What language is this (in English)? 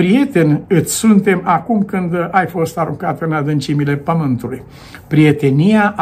Romanian